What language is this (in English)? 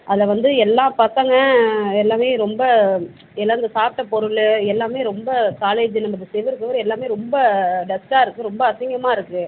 Tamil